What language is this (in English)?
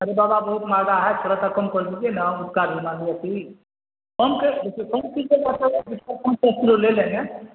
Urdu